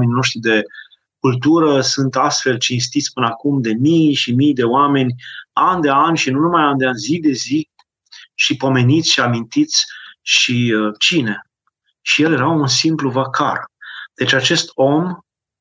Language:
Romanian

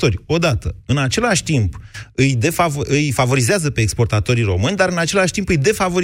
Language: Romanian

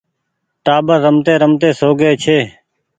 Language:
Goaria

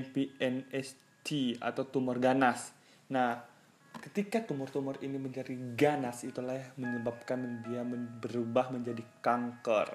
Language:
Indonesian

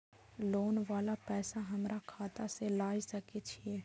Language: Maithili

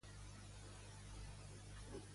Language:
Catalan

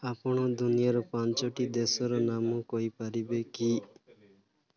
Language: Odia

